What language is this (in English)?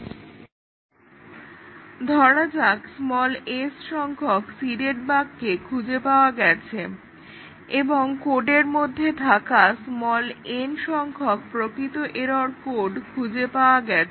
Bangla